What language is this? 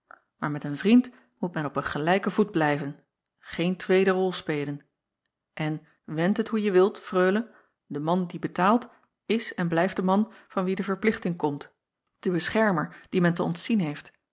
Dutch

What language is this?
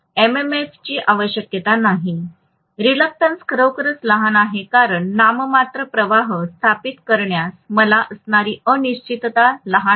Marathi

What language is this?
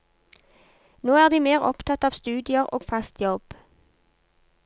Norwegian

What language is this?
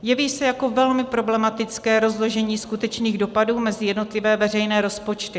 Czech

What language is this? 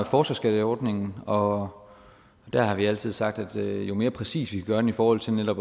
Danish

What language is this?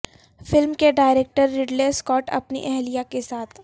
Urdu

